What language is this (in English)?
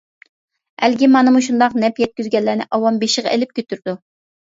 Uyghur